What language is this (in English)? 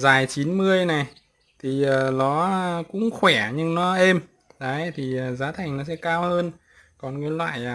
Vietnamese